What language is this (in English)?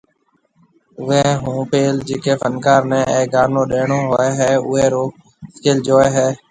Marwari (Pakistan)